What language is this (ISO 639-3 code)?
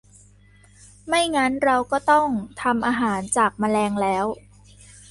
tha